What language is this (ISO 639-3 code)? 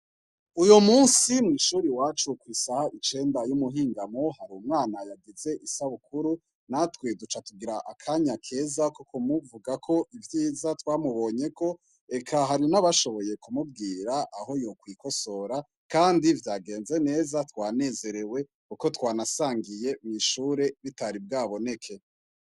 run